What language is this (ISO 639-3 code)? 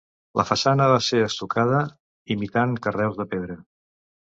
cat